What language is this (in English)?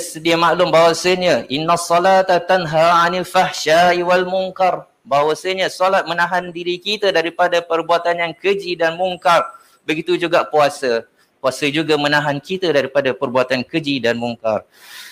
Malay